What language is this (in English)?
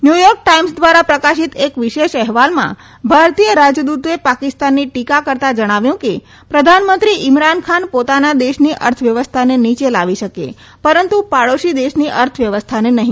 Gujarati